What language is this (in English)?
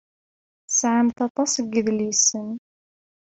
Kabyle